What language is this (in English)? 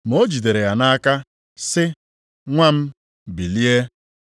Igbo